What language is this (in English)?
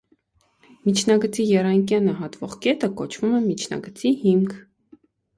Armenian